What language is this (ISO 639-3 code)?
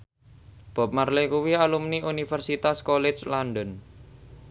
jav